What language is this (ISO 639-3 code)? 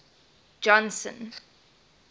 eng